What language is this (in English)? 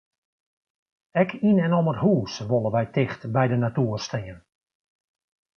Western Frisian